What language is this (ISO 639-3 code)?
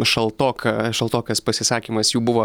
lit